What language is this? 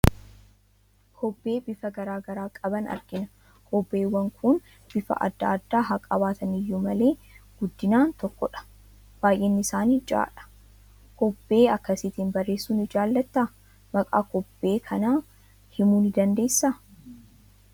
Oromo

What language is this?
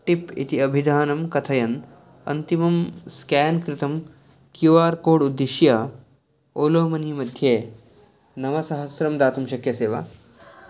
Sanskrit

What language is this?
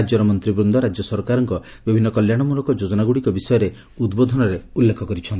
Odia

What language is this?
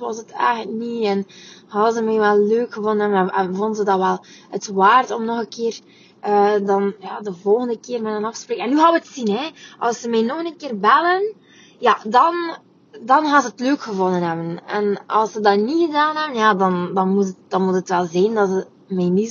Dutch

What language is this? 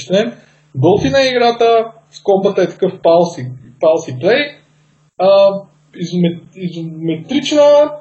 Bulgarian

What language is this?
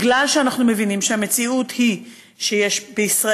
Hebrew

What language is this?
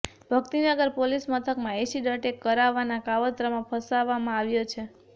Gujarati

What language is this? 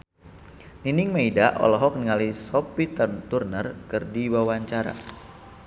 Sundanese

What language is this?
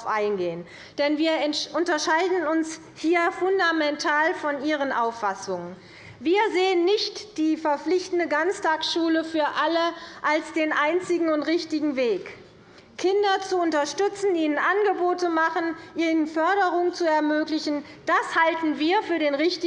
German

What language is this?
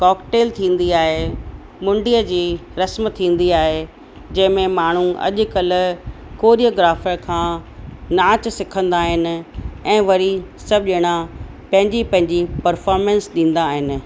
Sindhi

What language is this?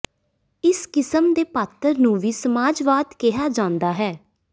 Punjabi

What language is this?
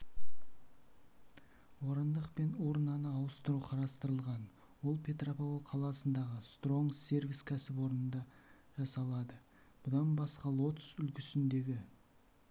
Kazakh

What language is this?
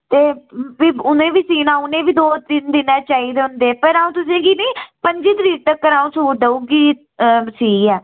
Dogri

